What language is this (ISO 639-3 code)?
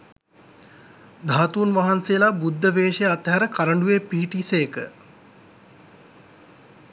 sin